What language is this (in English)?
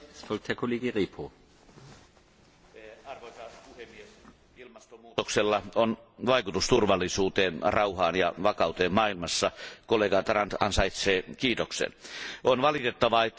Finnish